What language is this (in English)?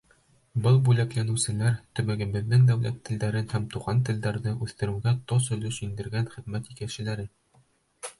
Bashkir